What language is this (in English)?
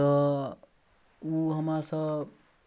Maithili